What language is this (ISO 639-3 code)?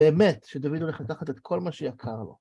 heb